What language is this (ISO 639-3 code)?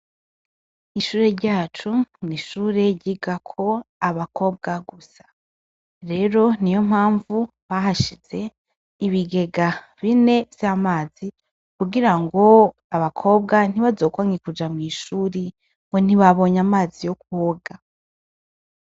run